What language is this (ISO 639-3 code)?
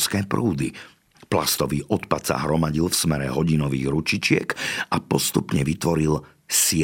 slk